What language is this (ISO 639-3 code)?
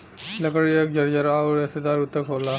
bho